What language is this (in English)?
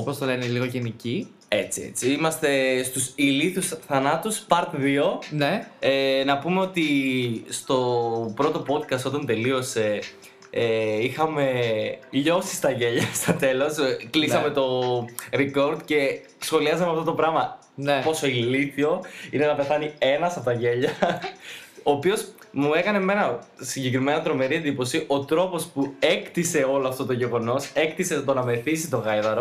Greek